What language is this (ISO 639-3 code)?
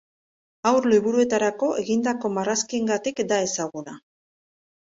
eus